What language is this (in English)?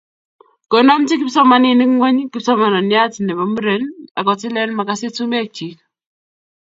Kalenjin